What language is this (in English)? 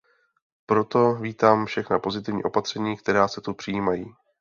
Czech